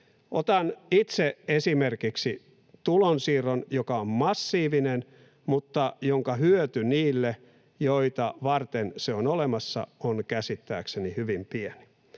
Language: Finnish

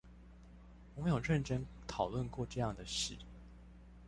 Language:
Chinese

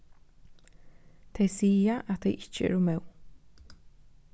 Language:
Faroese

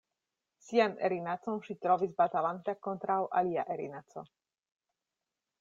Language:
Esperanto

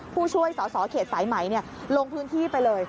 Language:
Thai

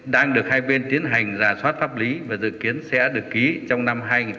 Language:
Vietnamese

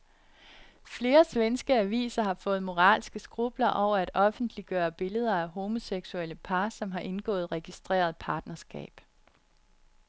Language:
Danish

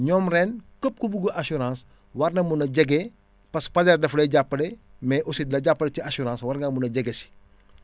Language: Wolof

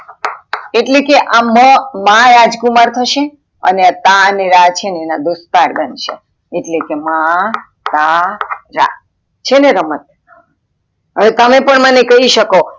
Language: Gujarati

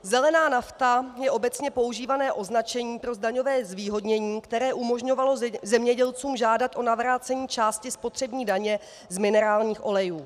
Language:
Czech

